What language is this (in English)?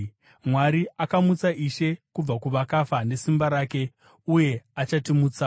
Shona